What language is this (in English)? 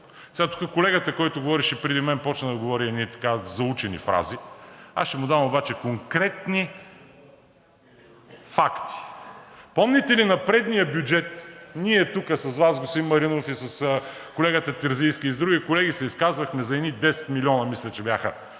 Bulgarian